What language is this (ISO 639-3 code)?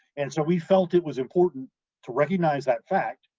eng